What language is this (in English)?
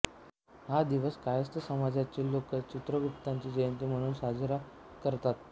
Marathi